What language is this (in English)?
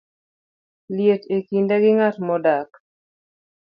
Luo (Kenya and Tanzania)